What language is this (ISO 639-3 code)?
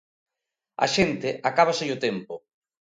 glg